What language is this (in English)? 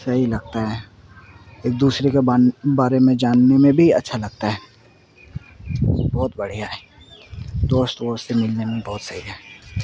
Urdu